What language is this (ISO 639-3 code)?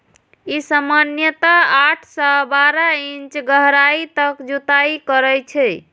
mai